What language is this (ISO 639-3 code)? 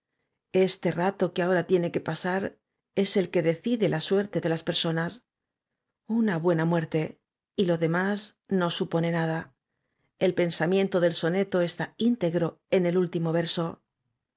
spa